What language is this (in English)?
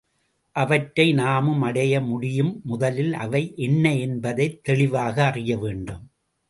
Tamil